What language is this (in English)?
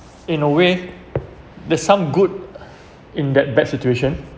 English